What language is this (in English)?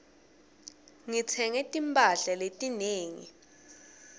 Swati